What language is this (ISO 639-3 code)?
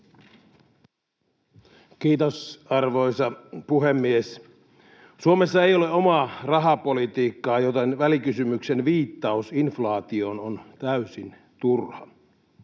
fin